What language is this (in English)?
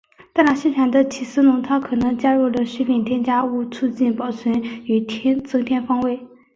Chinese